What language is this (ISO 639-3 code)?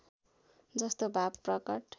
nep